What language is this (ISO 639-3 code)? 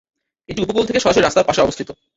ben